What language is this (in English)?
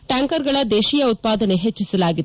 Kannada